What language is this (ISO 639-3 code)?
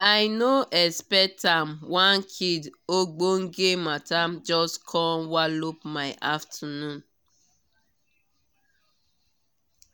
pcm